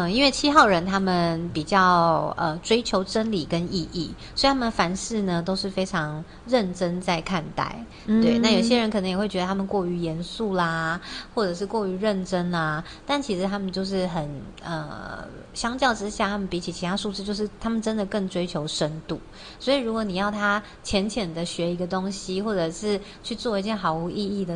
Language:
Chinese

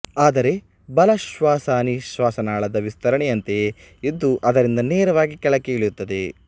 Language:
Kannada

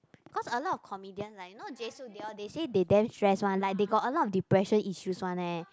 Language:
English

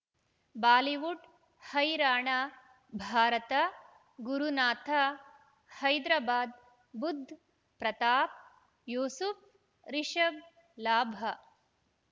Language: Kannada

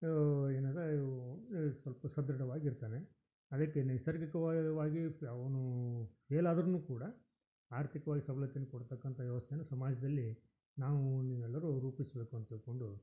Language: Kannada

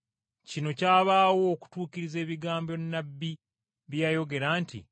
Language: Ganda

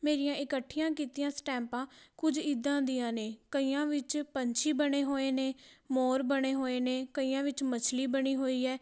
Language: Punjabi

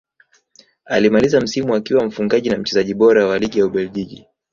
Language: Swahili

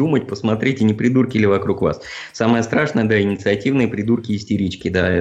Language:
Russian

